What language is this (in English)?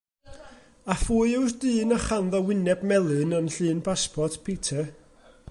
Welsh